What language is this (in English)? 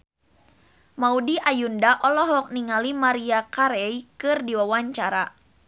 Sundanese